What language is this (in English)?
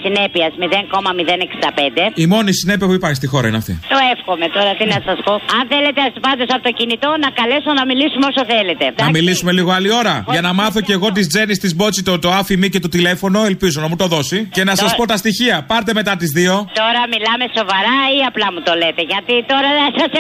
Greek